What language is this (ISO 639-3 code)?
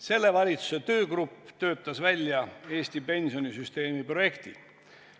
est